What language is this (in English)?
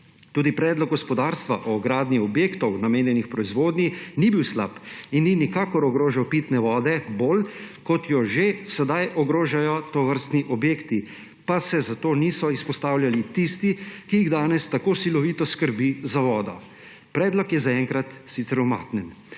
Slovenian